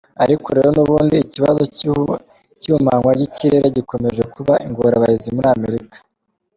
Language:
Kinyarwanda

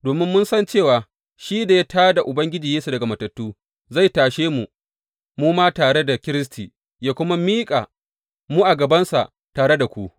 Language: Hausa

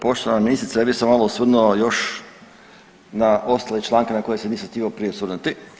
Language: Croatian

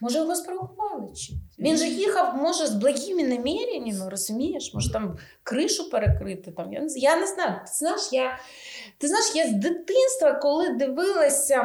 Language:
Ukrainian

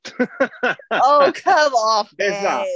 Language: English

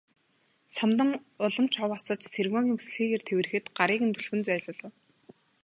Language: Mongolian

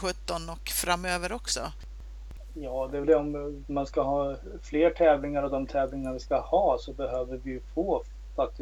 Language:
Swedish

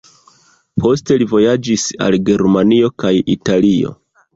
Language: Esperanto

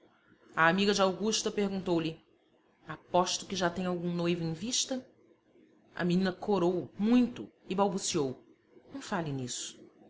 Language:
Portuguese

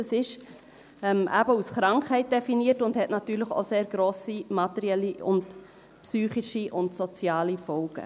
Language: Swiss German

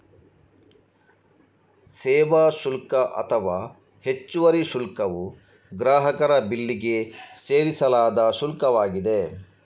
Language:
Kannada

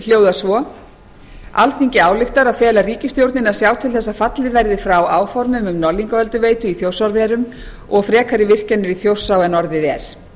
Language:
Icelandic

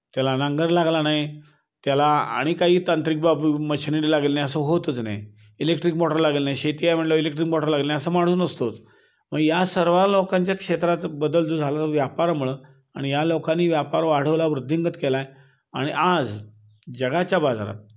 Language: Marathi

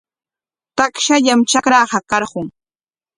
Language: Corongo Ancash Quechua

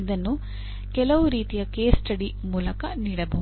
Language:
Kannada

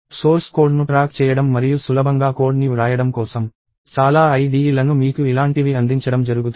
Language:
Telugu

